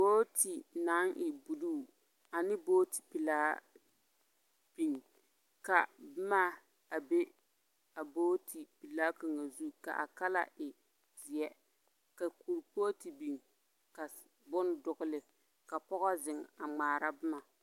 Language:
Southern Dagaare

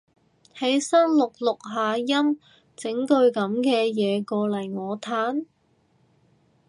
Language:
Cantonese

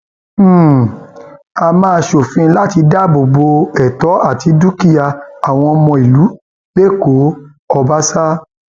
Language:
Yoruba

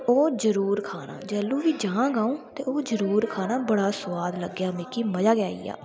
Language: Dogri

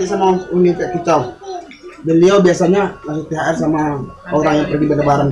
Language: Indonesian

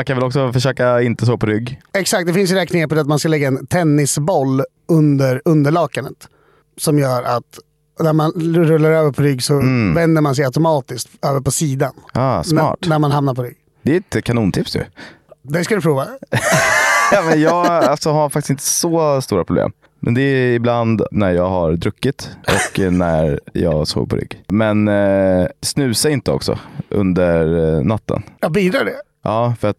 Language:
Swedish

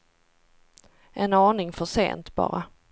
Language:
Swedish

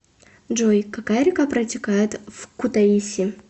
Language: Russian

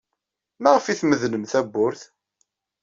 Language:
Kabyle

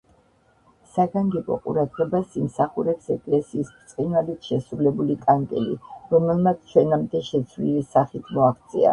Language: Georgian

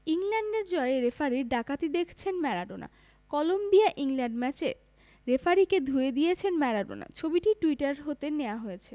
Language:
Bangla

